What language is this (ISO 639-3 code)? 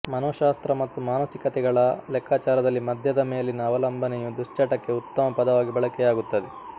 kan